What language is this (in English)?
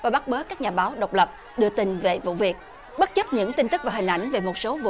Vietnamese